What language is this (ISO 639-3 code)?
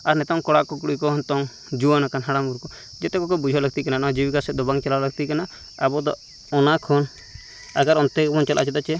sat